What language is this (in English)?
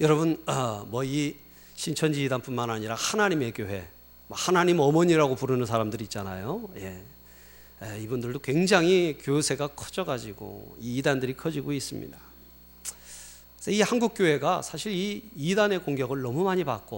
Korean